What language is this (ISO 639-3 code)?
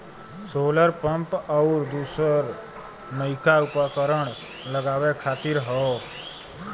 bho